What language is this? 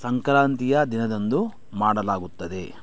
Kannada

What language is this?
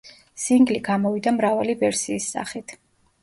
Georgian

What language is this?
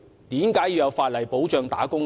Cantonese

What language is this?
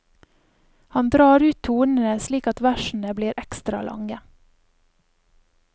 Norwegian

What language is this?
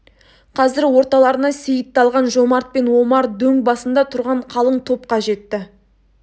Kazakh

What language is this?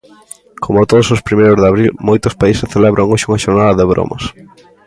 Galician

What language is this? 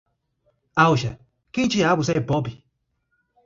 Portuguese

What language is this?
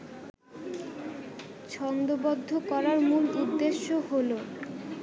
Bangla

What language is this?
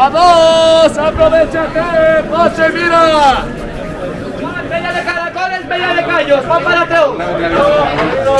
Turkish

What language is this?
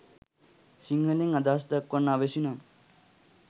Sinhala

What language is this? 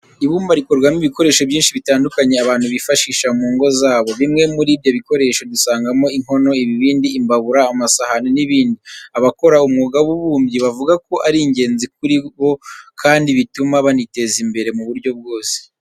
Kinyarwanda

